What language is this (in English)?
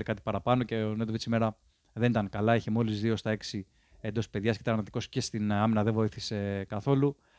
Greek